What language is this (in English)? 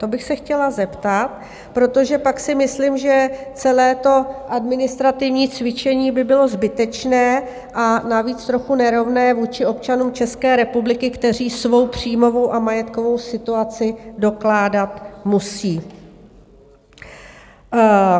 Czech